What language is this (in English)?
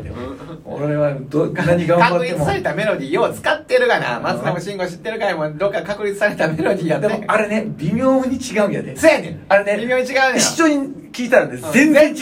Japanese